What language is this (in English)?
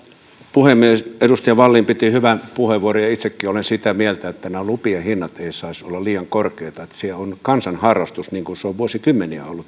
Finnish